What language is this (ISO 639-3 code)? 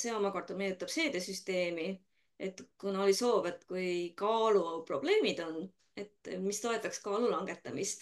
fin